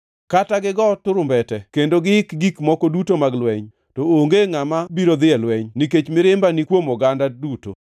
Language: Luo (Kenya and Tanzania)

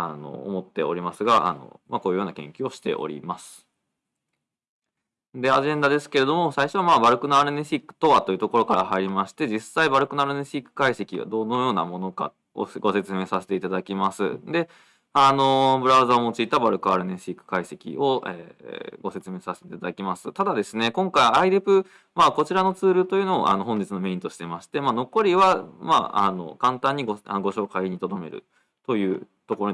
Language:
Japanese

